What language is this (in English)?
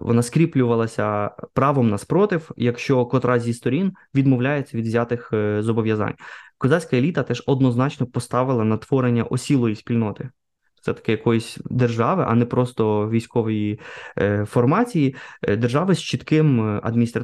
Ukrainian